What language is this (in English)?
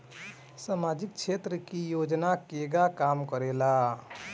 Bhojpuri